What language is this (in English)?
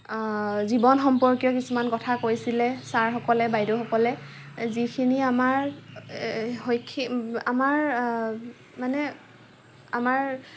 Assamese